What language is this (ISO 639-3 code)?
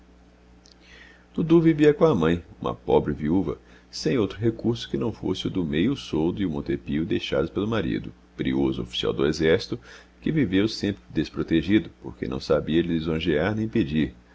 por